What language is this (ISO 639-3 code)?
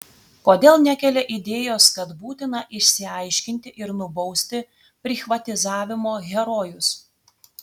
lit